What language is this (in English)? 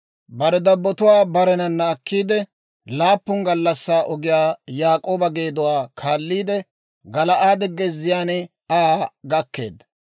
Dawro